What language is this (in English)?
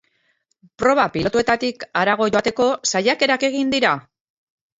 Basque